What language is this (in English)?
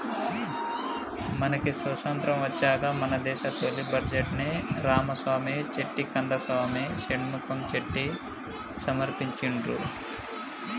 Telugu